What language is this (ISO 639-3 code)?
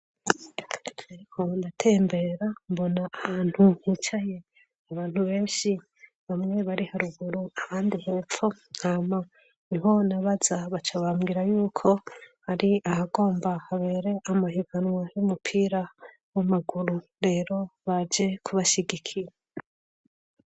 run